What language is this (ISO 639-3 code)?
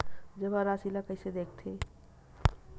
hne